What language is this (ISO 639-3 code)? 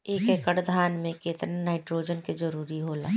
bho